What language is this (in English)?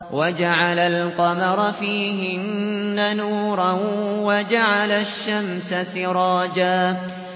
Arabic